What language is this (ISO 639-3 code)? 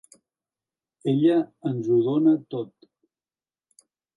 cat